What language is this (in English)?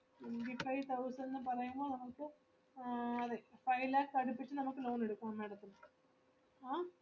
Malayalam